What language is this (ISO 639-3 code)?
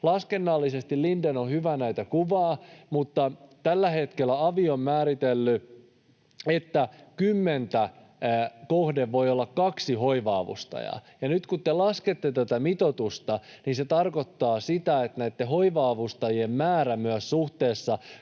fin